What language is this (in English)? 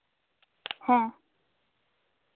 Santali